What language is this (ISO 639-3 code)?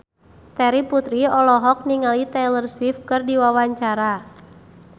sun